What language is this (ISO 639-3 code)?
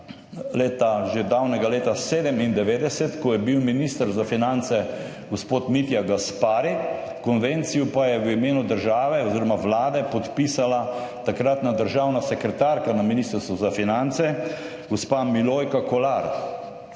slv